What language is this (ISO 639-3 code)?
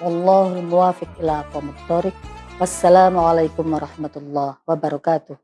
ind